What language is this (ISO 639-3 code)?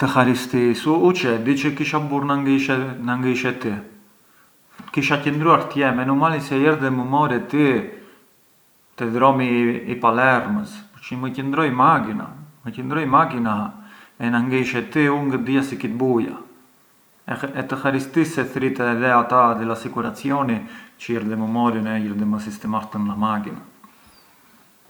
aae